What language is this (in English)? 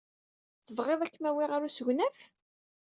Kabyle